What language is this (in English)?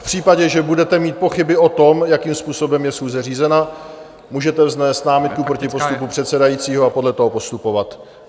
Czech